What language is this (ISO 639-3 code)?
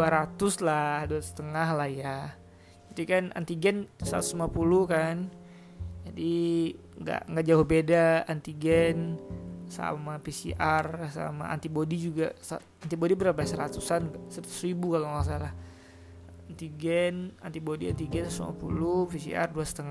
ind